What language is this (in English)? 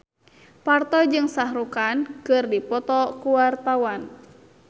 Sundanese